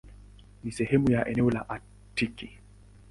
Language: Swahili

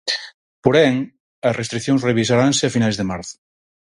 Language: Galician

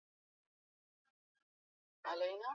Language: Swahili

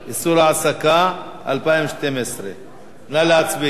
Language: Hebrew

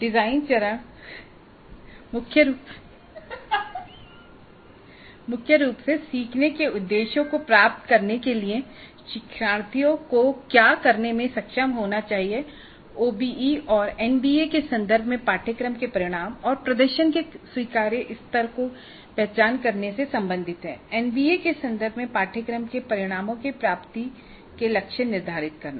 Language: Hindi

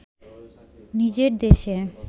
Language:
Bangla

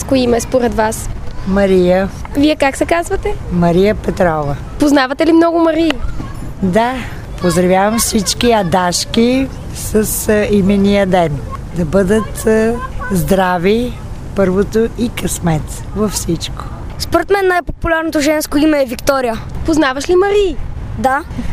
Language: Bulgarian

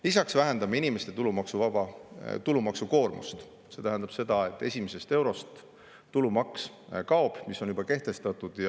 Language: Estonian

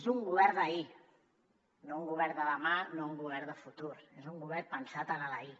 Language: Catalan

